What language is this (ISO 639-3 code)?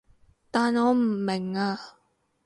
yue